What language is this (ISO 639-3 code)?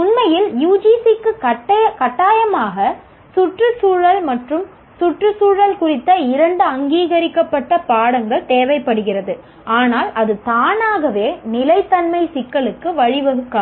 tam